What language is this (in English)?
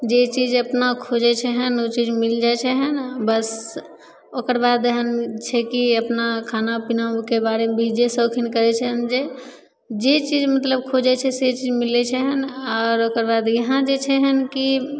Maithili